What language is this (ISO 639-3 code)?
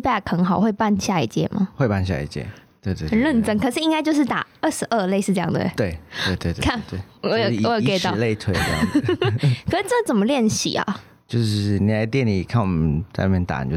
zho